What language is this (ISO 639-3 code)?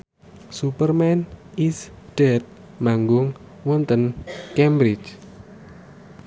jav